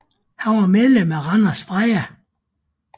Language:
Danish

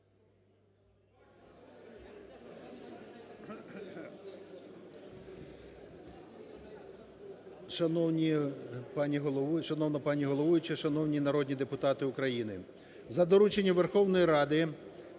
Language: Ukrainian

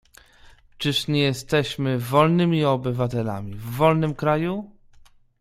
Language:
Polish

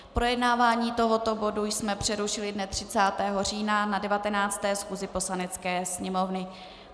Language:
Czech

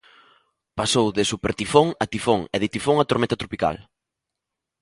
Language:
Galician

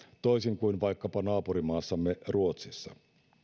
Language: Finnish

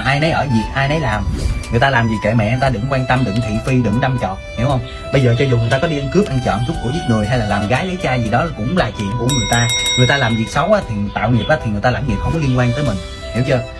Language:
Vietnamese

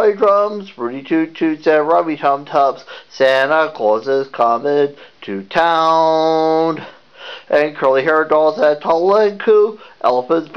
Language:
English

